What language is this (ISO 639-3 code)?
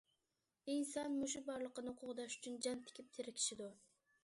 uig